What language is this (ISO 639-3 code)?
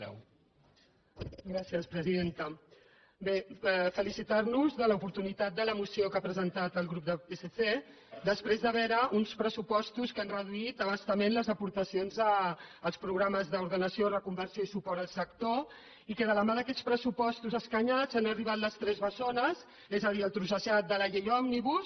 cat